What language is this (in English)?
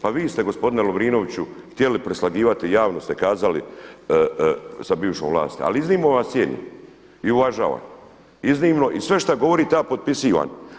Croatian